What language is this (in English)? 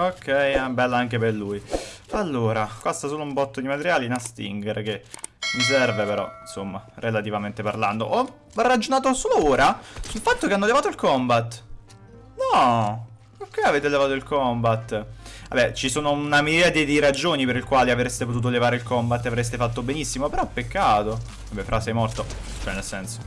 Italian